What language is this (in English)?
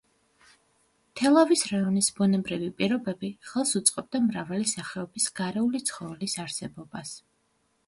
Georgian